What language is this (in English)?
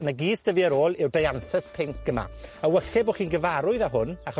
Welsh